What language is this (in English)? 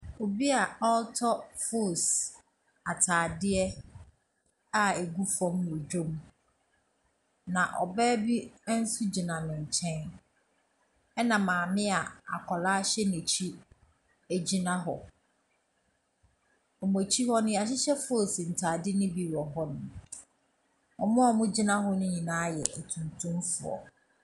Akan